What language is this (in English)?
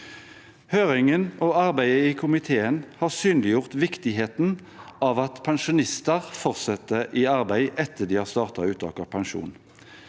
Norwegian